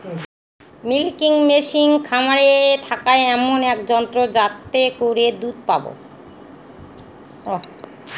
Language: Bangla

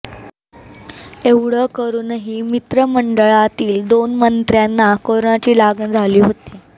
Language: Marathi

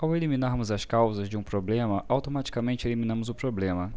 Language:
Portuguese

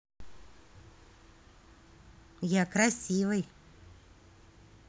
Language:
Russian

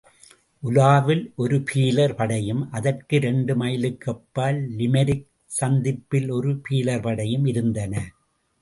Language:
Tamil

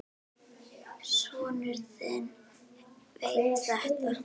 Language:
Icelandic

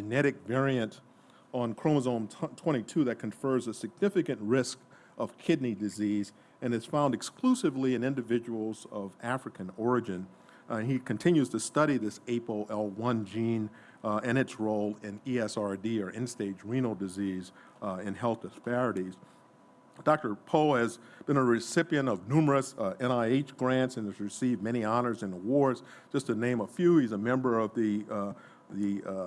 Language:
English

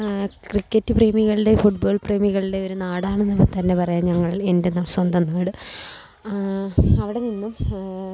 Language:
Malayalam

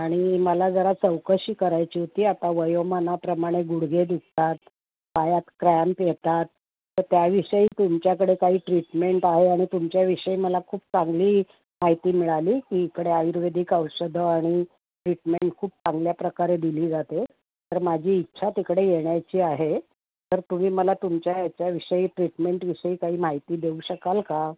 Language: Marathi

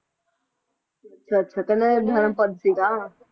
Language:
Punjabi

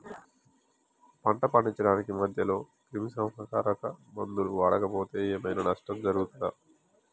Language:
Telugu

